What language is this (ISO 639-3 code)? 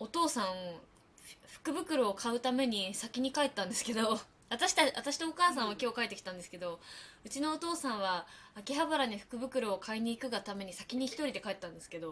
jpn